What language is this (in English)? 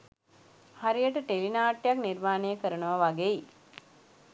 Sinhala